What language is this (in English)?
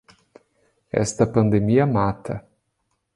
Portuguese